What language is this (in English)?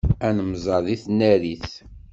Kabyle